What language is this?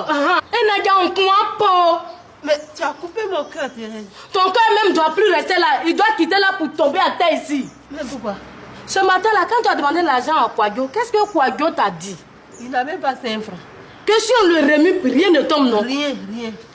French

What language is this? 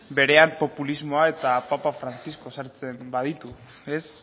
Basque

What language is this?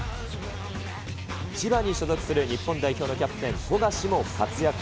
Japanese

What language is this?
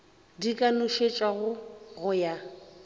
Northern Sotho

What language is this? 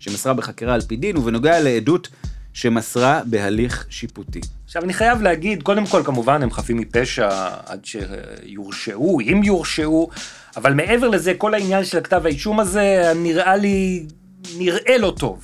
Hebrew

